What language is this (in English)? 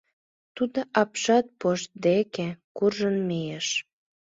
Mari